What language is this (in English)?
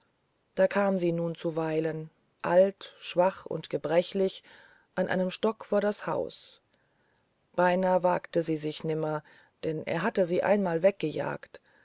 German